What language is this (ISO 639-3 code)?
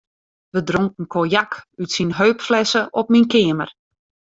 fry